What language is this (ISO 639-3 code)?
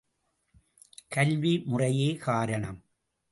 tam